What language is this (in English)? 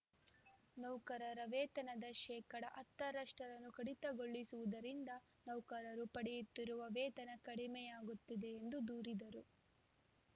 Kannada